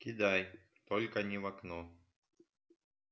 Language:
Russian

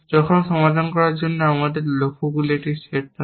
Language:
Bangla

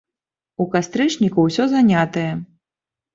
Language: Belarusian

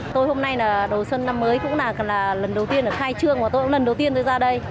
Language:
Vietnamese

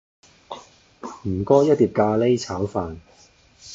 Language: Cantonese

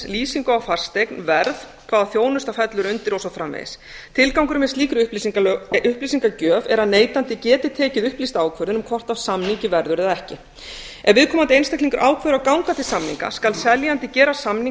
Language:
Icelandic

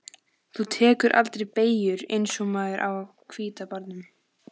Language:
Icelandic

